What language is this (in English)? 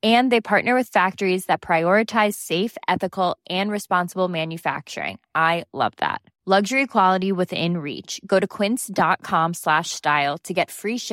Swedish